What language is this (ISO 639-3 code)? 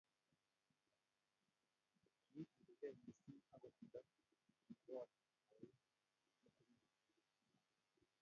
kln